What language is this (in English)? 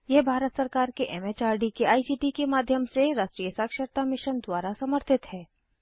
Hindi